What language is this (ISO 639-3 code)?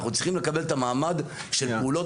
heb